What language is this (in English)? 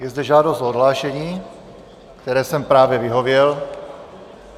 Czech